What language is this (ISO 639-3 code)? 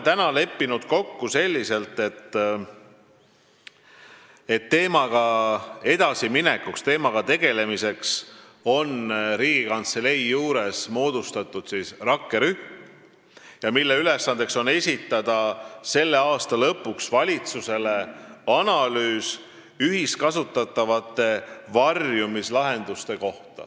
est